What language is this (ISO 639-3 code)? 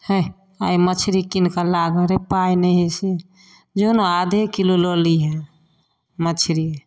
mai